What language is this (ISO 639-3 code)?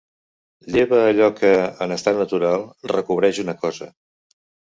cat